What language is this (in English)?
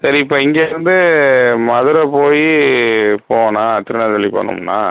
Tamil